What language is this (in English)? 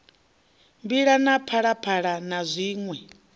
Venda